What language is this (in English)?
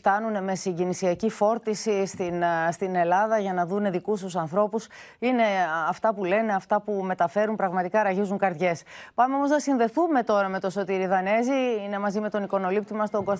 Greek